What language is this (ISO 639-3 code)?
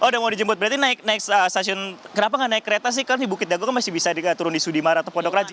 ind